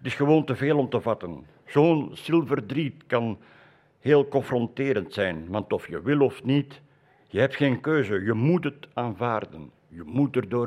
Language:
Dutch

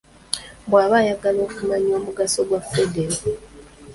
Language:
Ganda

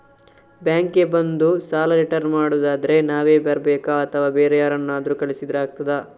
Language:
Kannada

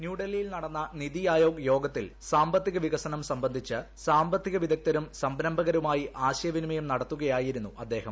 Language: Malayalam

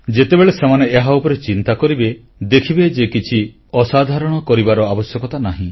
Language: Odia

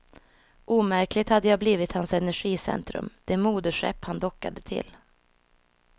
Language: Swedish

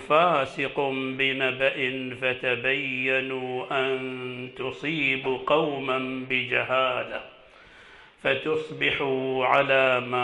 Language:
Arabic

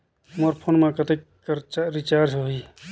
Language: Chhattisgarhi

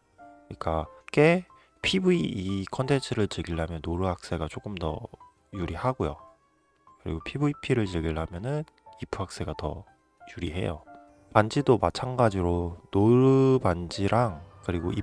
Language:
Korean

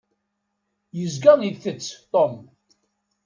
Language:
Kabyle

